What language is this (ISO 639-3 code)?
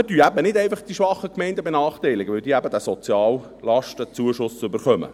gsw